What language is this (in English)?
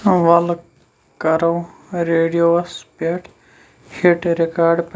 Kashmiri